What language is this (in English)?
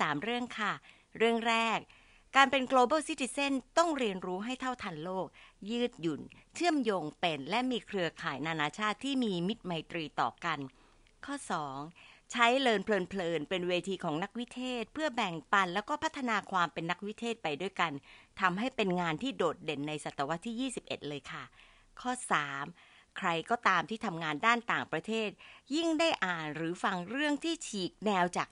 Thai